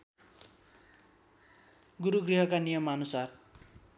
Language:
Nepali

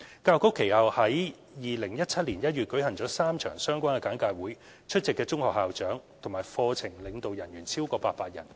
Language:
Cantonese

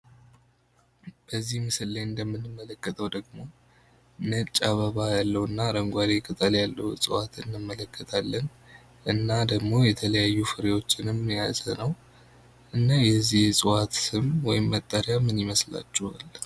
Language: Amharic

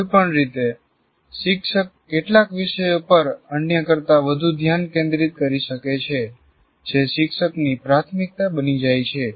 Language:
Gujarati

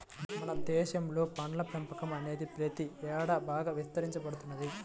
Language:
Telugu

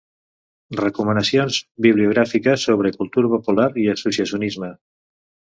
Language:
Catalan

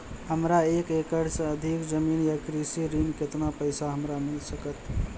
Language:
Maithili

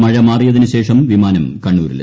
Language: Malayalam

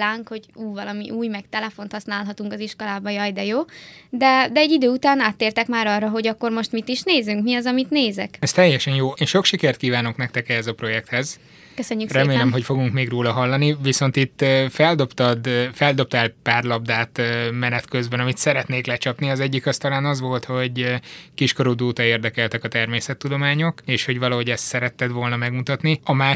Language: Hungarian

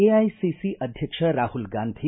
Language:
Kannada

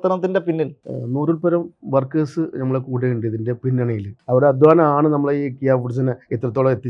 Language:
Malayalam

